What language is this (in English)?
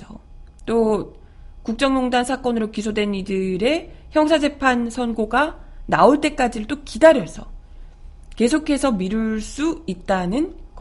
Korean